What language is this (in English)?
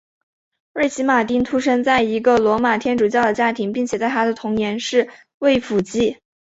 Chinese